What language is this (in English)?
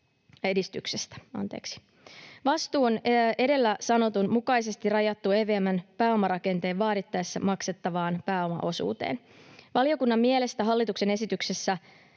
Finnish